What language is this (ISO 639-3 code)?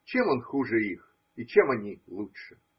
rus